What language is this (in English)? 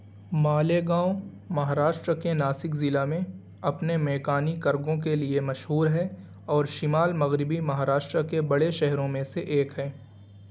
Urdu